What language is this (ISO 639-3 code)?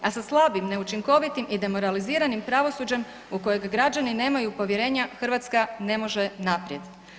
hrv